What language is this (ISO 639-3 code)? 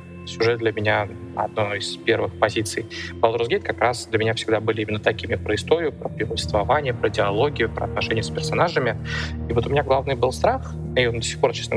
rus